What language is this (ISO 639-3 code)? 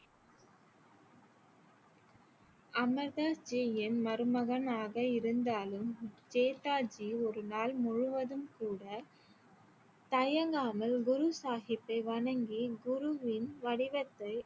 tam